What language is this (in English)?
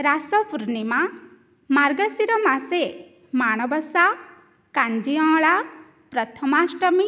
Sanskrit